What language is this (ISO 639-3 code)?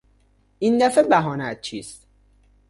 fas